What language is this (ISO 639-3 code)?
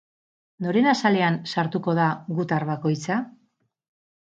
eus